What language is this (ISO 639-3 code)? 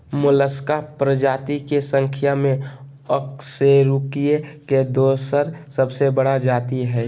mag